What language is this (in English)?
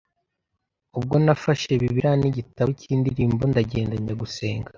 Kinyarwanda